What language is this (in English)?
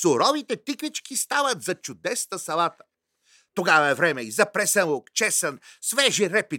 Bulgarian